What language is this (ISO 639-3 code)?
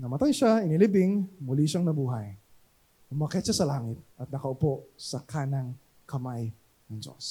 fil